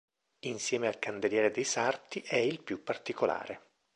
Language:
Italian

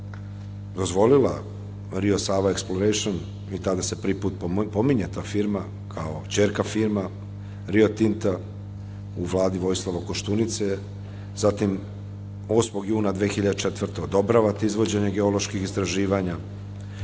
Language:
Serbian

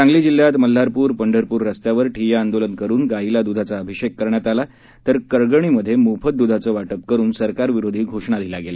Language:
Marathi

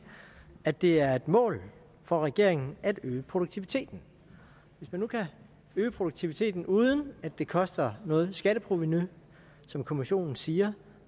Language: Danish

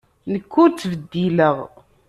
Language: Kabyle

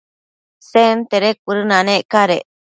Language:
Matsés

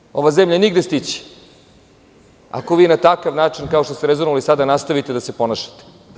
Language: Serbian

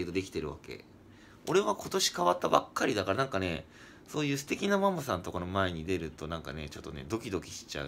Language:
Japanese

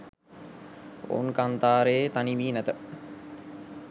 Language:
Sinhala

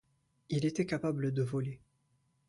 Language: French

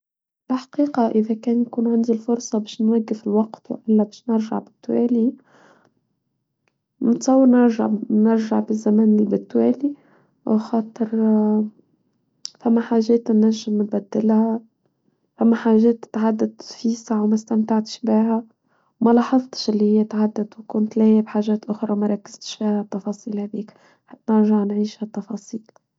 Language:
Tunisian Arabic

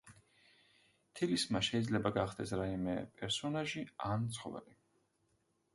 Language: Georgian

